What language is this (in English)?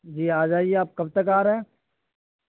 Urdu